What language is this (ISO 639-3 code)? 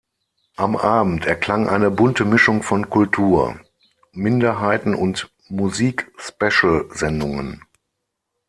deu